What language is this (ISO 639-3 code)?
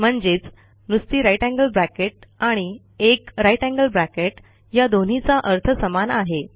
mar